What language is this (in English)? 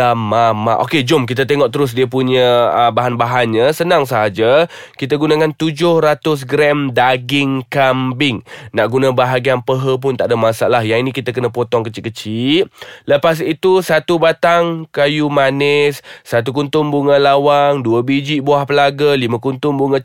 Malay